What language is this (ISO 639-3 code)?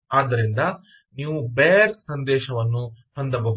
kan